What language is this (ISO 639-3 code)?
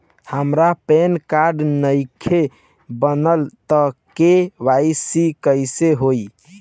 bho